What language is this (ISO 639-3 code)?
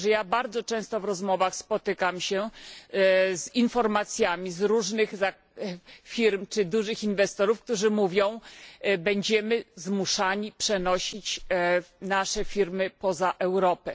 pol